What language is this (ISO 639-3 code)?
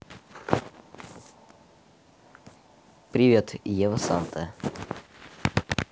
rus